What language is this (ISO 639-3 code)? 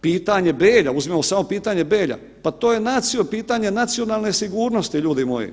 hrv